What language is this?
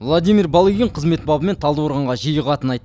Kazakh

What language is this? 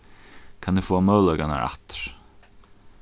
Faroese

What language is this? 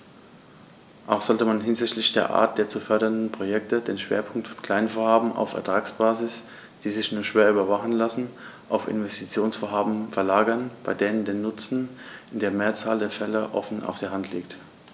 German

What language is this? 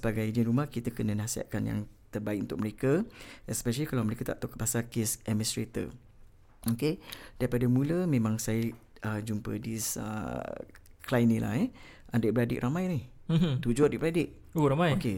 Malay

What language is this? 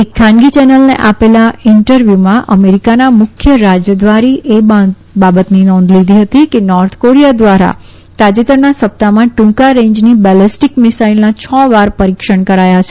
Gujarati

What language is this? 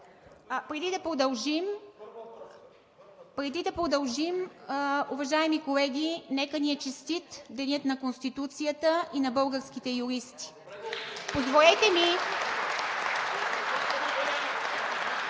Bulgarian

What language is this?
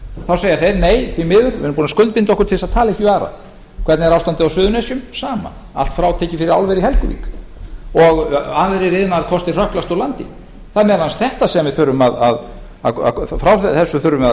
Icelandic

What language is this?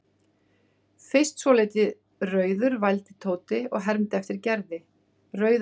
Icelandic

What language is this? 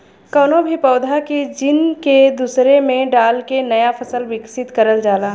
Bhojpuri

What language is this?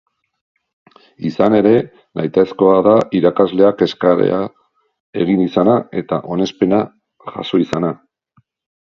Basque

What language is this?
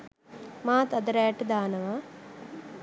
Sinhala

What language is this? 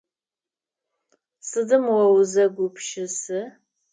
Adyghe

